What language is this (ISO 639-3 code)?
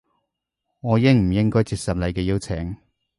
yue